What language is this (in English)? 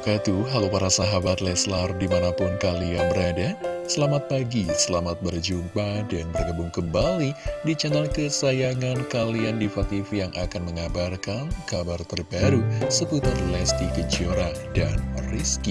Indonesian